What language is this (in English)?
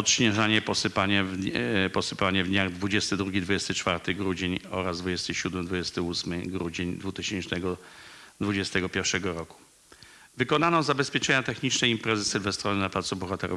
Polish